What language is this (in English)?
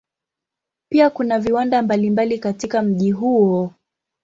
Swahili